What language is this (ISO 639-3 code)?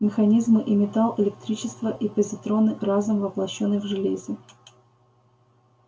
rus